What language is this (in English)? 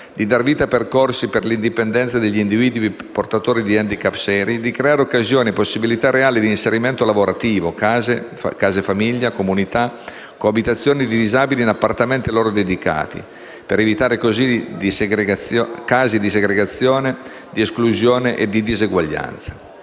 Italian